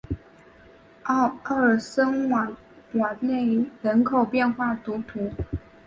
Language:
Chinese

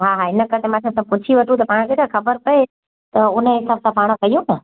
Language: Sindhi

